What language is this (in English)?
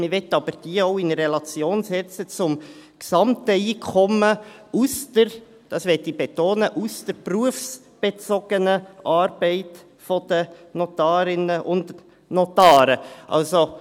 Swiss German